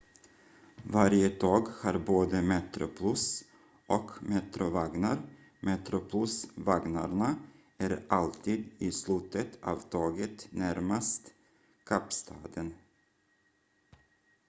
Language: Swedish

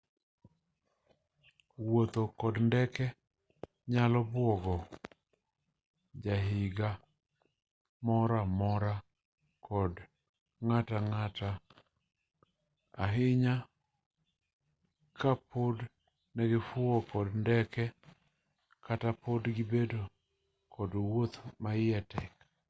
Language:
Luo (Kenya and Tanzania)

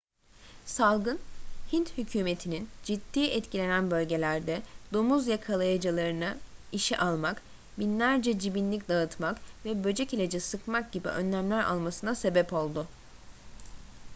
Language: Turkish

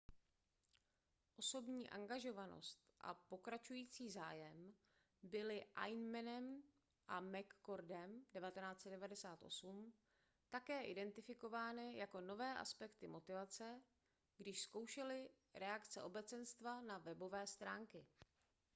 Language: Czech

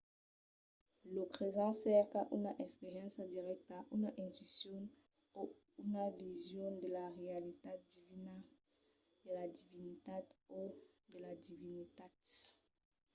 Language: Occitan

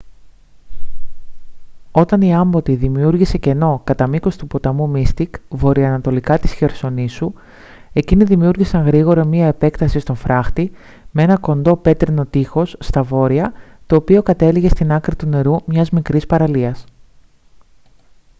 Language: Greek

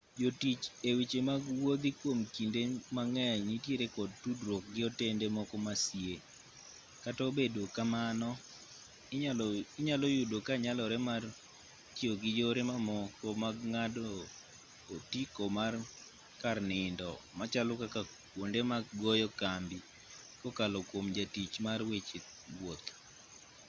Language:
Luo (Kenya and Tanzania)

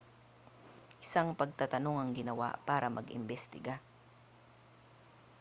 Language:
Filipino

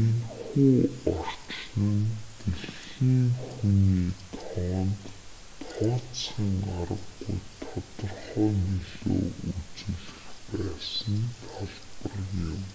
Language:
Mongolian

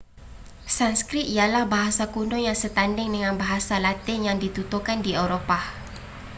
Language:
Malay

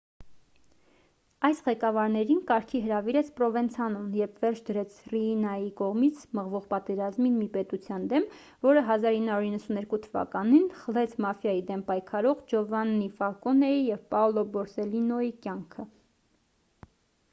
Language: Armenian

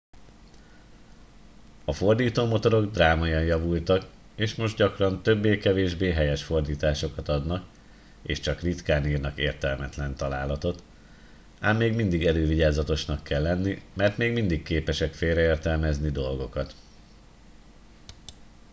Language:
Hungarian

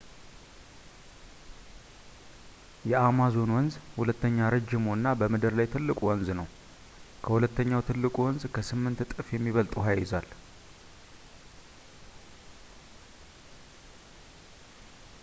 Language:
Amharic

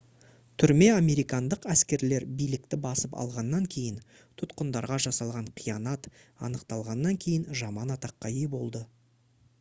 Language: Kazakh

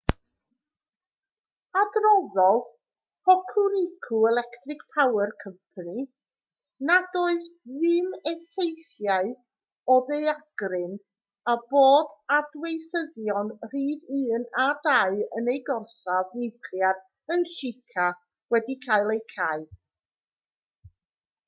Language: Welsh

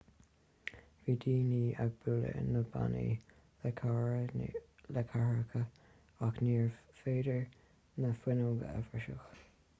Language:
Irish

